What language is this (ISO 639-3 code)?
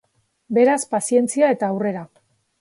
eus